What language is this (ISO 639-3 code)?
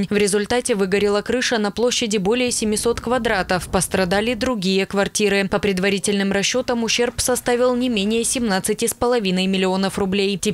rus